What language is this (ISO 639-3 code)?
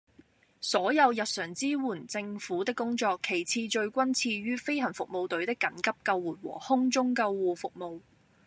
yue